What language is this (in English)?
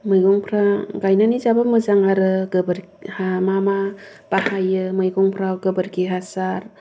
Bodo